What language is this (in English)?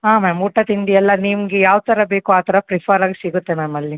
Kannada